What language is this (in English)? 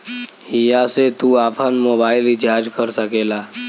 Bhojpuri